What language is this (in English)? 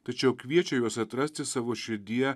Lithuanian